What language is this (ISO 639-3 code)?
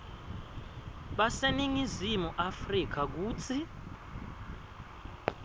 ssw